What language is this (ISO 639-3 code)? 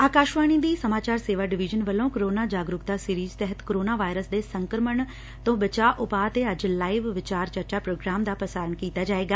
pan